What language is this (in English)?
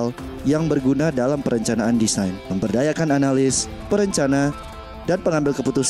Indonesian